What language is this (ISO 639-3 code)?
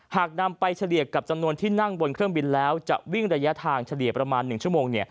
tha